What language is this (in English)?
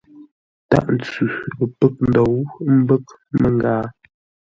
Ngombale